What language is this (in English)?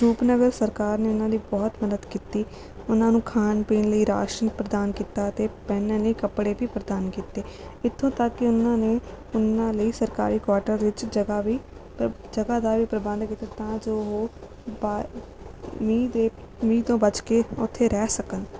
Punjabi